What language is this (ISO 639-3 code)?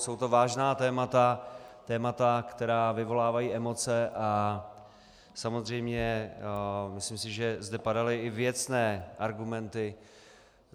ces